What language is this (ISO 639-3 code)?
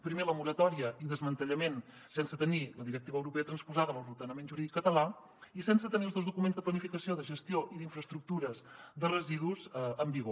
cat